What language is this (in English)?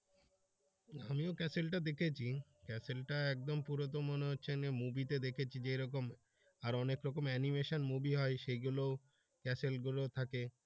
Bangla